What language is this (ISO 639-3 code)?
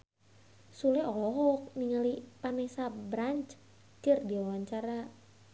sun